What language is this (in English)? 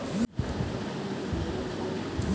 Bangla